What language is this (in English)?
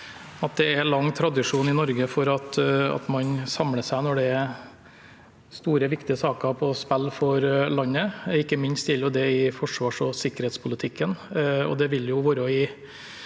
Norwegian